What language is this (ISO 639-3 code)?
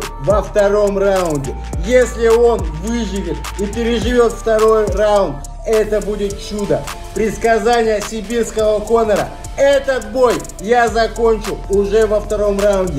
rus